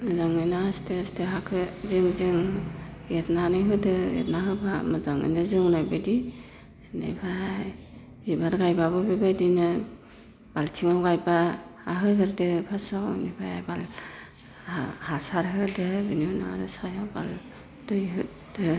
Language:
Bodo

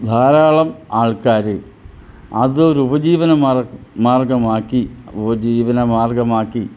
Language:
Malayalam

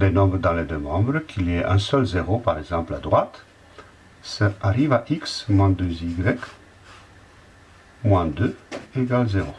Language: French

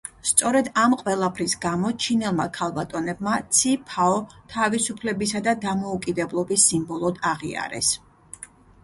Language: Georgian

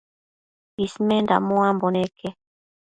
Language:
Matsés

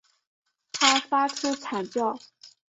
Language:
Chinese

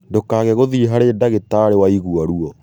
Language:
Kikuyu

